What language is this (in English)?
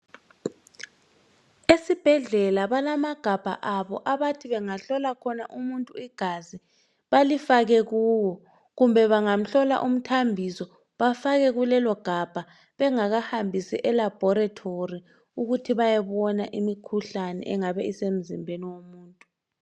North Ndebele